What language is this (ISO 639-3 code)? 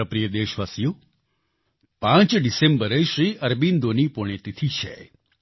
guj